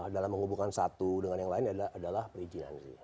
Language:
Indonesian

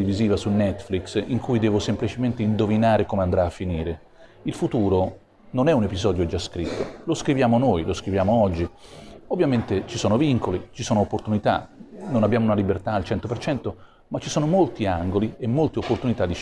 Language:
Italian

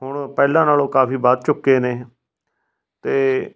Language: Punjabi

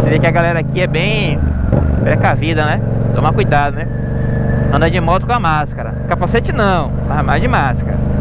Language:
Portuguese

